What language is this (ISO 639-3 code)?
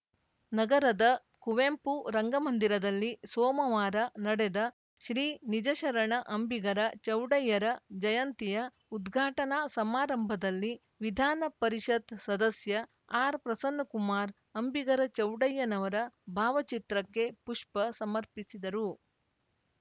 kan